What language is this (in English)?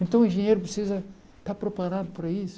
Portuguese